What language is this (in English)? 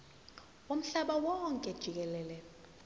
Zulu